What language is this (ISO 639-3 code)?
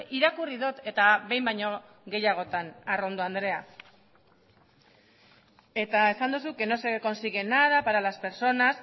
eus